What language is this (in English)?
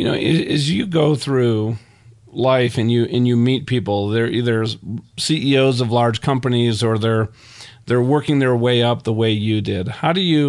English